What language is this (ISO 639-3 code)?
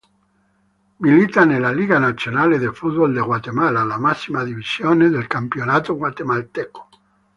ita